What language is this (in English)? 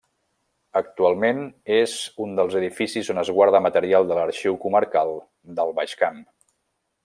Catalan